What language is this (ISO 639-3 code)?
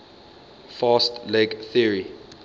eng